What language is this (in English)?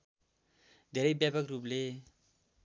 Nepali